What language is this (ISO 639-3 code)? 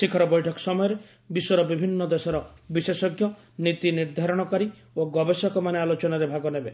ori